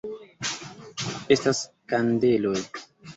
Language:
Esperanto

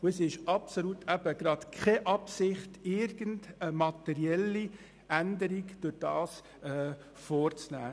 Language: Swiss German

